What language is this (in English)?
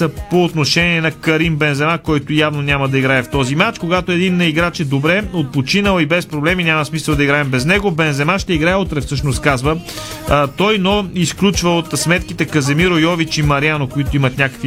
Bulgarian